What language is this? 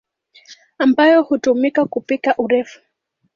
Swahili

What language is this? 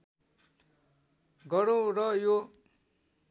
Nepali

